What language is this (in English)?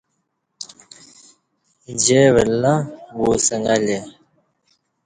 Kati